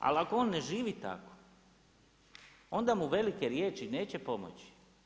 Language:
Croatian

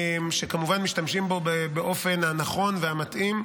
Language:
Hebrew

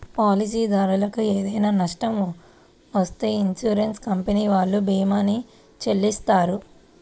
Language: Telugu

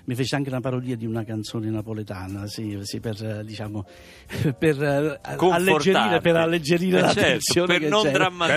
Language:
Italian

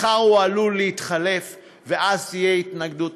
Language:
Hebrew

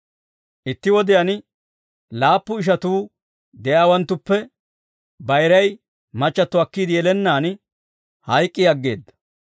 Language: Dawro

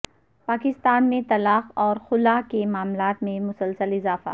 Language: Urdu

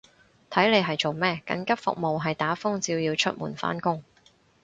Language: Cantonese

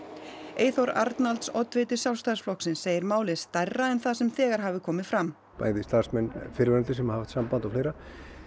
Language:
Icelandic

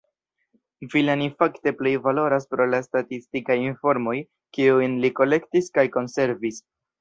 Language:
Esperanto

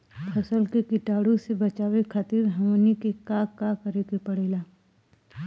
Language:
Bhojpuri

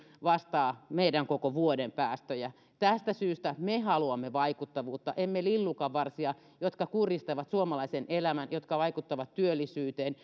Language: Finnish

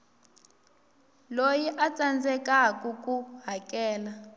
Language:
Tsonga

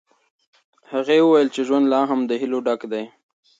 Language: Pashto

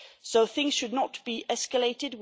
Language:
English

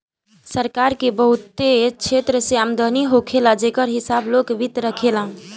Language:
Bhojpuri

